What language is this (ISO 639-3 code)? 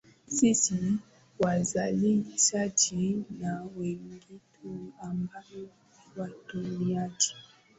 swa